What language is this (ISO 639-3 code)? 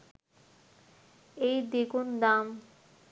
ben